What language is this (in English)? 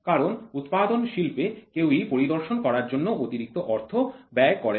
Bangla